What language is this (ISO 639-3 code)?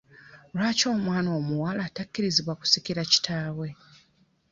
lug